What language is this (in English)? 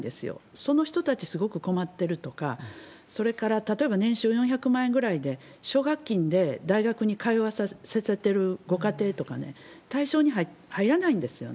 Japanese